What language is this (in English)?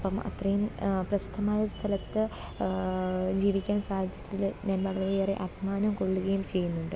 Malayalam